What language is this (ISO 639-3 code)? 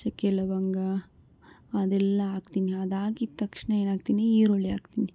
kan